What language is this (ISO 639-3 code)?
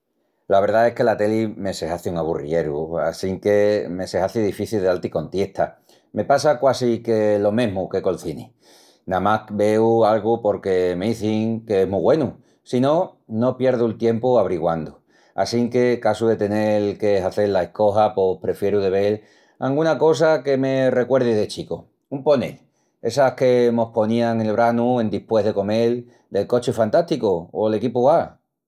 ext